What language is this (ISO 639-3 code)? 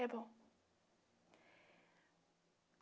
por